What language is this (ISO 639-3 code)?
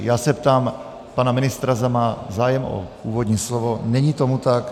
ces